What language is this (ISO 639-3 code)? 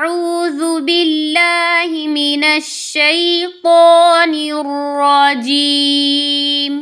ara